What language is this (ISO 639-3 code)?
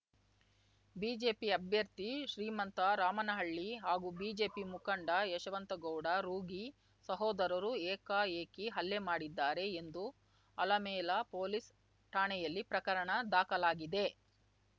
kan